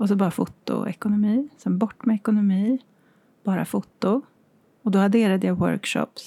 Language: Swedish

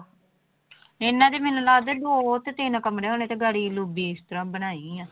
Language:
Punjabi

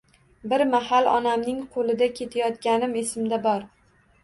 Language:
Uzbek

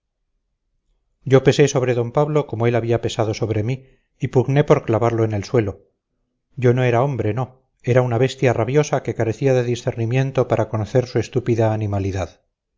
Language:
Spanish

